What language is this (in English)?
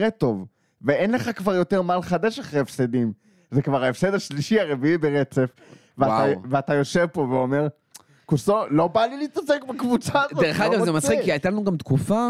Hebrew